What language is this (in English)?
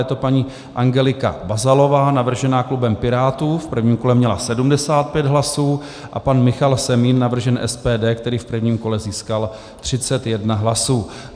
Czech